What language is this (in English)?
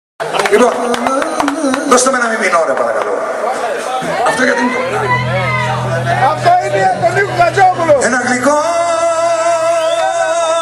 Greek